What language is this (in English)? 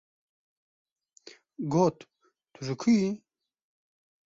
Kurdish